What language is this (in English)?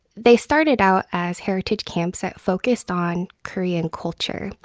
English